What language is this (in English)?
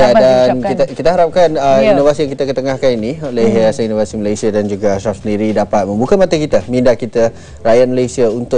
Malay